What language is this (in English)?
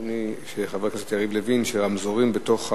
Hebrew